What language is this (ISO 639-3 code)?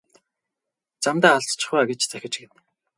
mon